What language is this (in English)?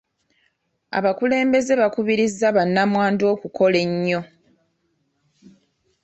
Ganda